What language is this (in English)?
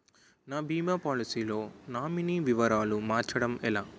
Telugu